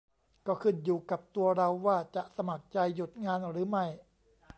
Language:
Thai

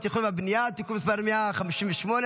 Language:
Hebrew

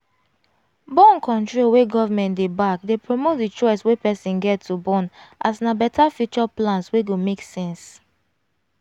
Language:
Nigerian Pidgin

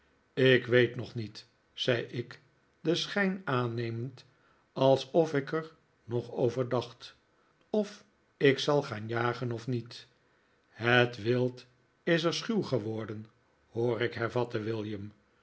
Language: Dutch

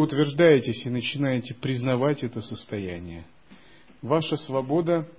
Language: Russian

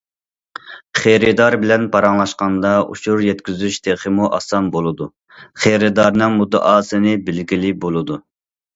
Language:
Uyghur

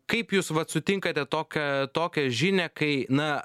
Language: Lithuanian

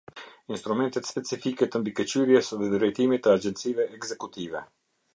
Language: Albanian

